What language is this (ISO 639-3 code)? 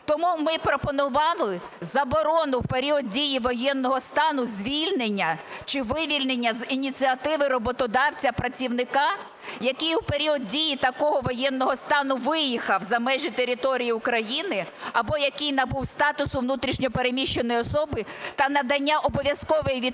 ukr